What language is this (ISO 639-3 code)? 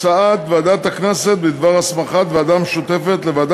heb